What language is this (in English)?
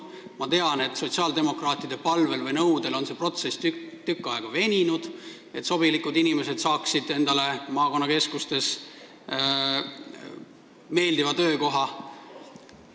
Estonian